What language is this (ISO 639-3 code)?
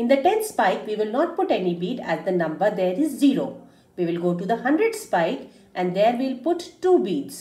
eng